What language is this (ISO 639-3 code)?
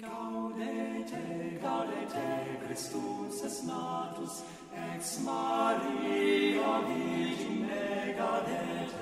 nld